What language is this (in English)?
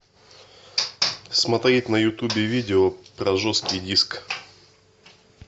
Russian